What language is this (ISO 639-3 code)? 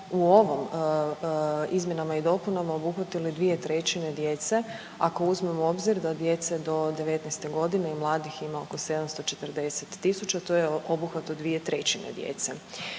hrv